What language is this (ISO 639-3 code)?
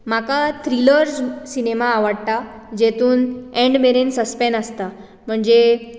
kok